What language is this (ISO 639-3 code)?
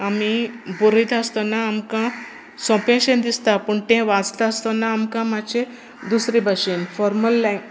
kok